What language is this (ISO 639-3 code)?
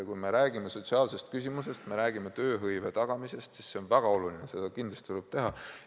est